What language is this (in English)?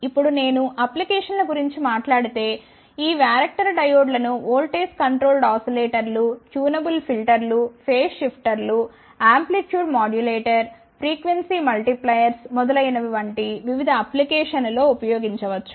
Telugu